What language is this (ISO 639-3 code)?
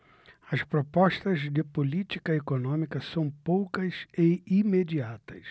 por